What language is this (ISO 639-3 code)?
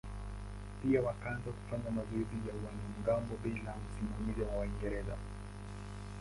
swa